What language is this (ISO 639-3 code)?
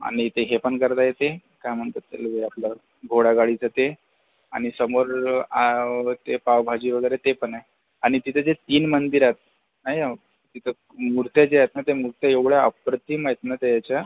mar